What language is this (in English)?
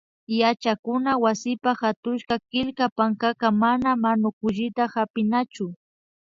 Imbabura Highland Quichua